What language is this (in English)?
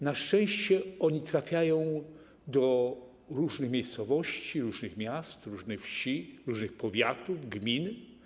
Polish